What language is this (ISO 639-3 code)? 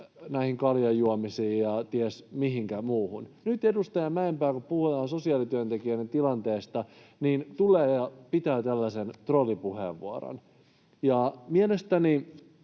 fin